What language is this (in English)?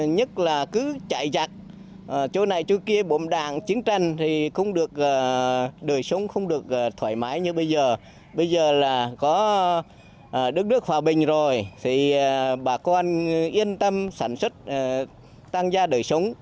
Vietnamese